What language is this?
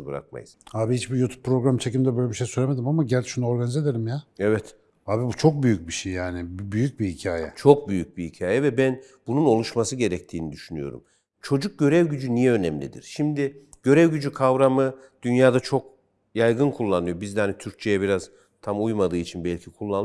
Turkish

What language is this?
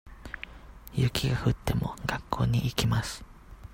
Japanese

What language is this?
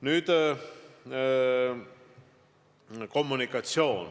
Estonian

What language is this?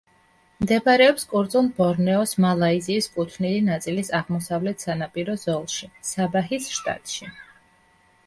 Georgian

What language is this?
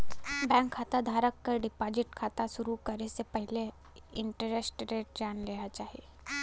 Bhojpuri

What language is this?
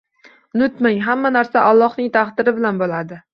Uzbek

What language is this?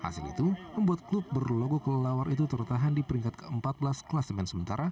Indonesian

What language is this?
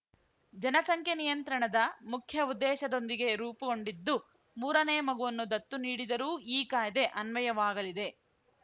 Kannada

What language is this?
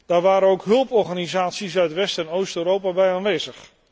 Dutch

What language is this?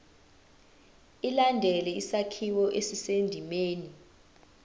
Zulu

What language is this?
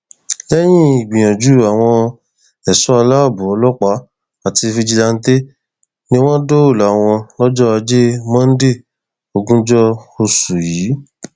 Yoruba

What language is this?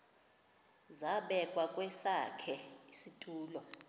Xhosa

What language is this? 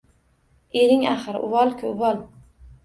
Uzbek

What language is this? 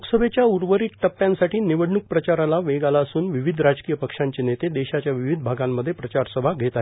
Marathi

